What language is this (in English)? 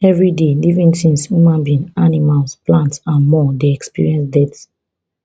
Nigerian Pidgin